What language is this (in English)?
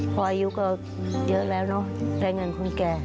Thai